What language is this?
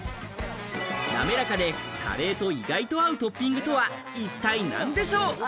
Japanese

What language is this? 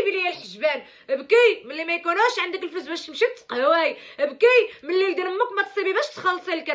Arabic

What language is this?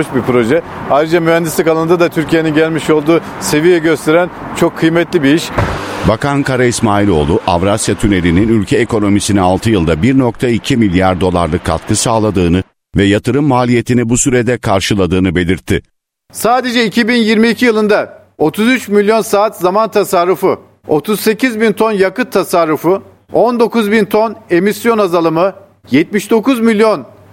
Turkish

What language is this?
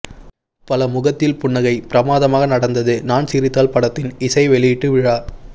Tamil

